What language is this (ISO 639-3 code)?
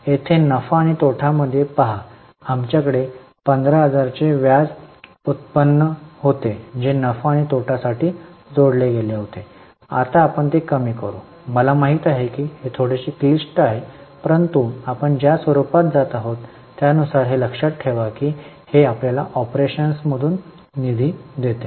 mar